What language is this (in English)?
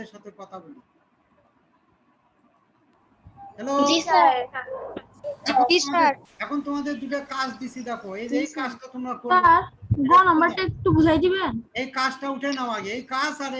Turkish